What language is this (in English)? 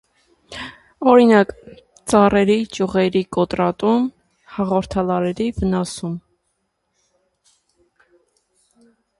Armenian